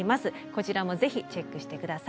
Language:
Japanese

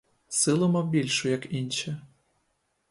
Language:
Ukrainian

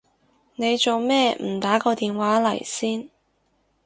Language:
Cantonese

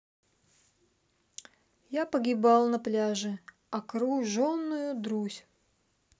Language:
Russian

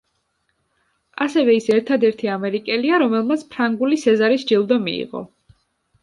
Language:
Georgian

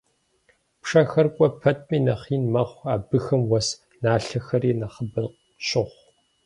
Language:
Kabardian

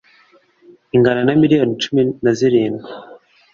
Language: Kinyarwanda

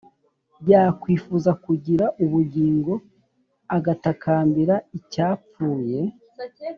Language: Kinyarwanda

